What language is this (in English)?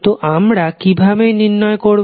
Bangla